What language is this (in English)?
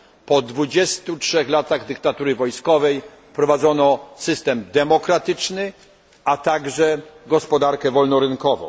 Polish